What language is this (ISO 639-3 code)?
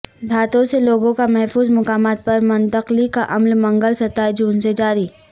urd